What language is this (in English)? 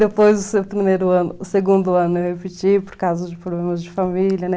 Portuguese